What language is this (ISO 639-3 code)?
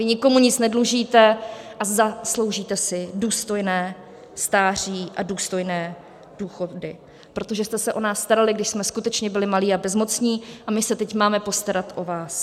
ces